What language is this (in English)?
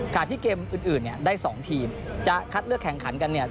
Thai